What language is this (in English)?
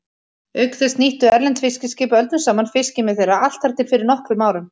Icelandic